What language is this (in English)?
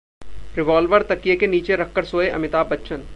Hindi